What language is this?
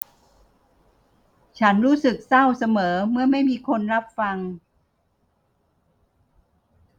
Thai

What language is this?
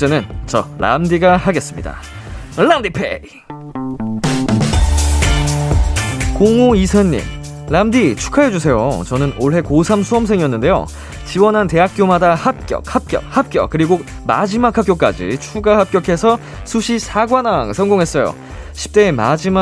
Korean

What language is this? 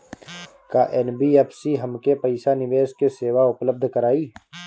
Bhojpuri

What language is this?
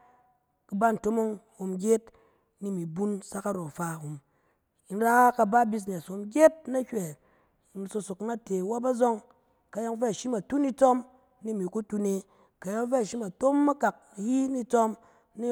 Cen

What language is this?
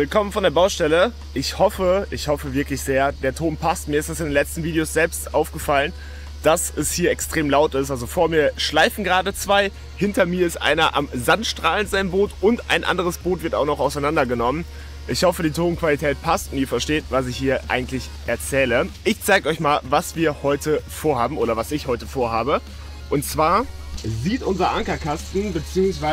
German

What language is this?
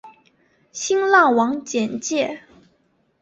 Chinese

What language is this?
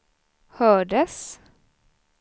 Swedish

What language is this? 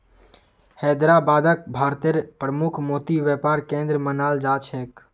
Magahi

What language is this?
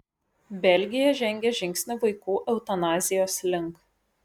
Lithuanian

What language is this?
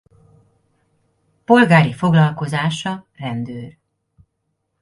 Hungarian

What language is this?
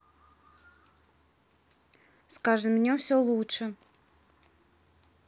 Russian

